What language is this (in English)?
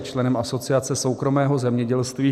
Czech